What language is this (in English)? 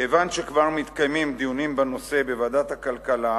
Hebrew